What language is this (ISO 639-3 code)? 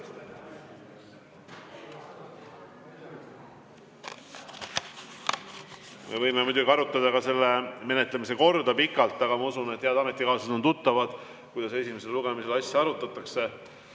est